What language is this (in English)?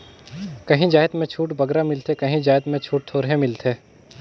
Chhattisgarhi